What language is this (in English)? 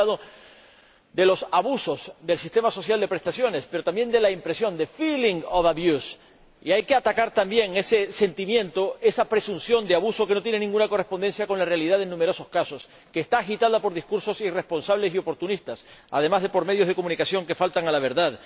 Spanish